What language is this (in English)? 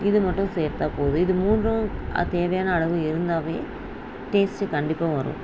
Tamil